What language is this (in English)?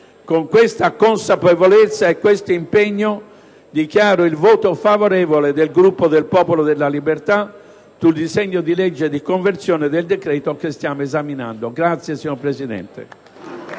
Italian